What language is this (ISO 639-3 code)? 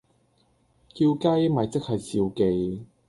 yue